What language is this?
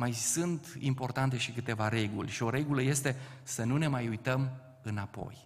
Romanian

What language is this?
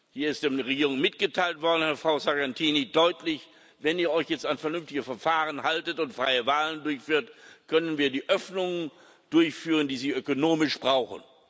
German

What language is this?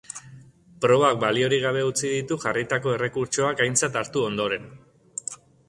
Basque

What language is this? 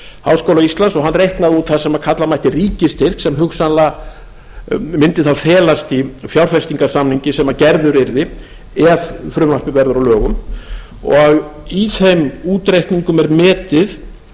Icelandic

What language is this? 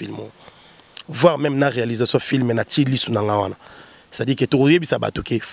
French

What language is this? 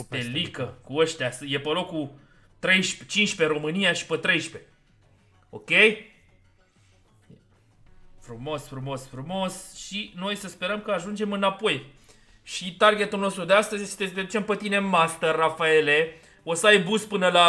Romanian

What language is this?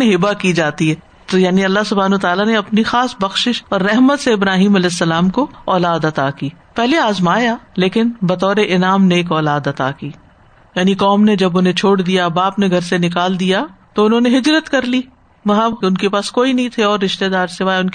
Urdu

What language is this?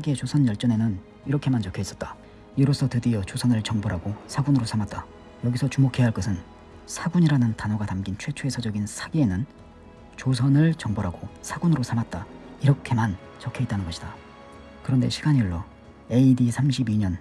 Korean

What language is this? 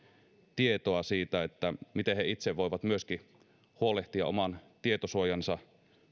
Finnish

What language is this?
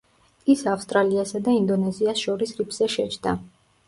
Georgian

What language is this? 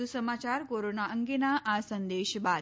Gujarati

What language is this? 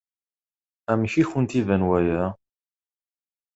Kabyle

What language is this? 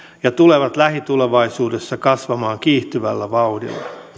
Finnish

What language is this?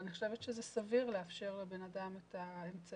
Hebrew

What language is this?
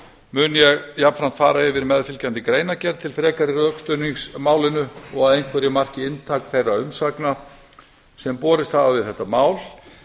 Icelandic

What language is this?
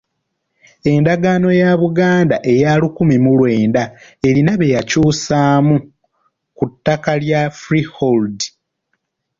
Ganda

